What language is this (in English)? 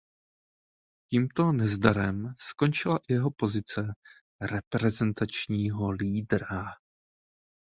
Czech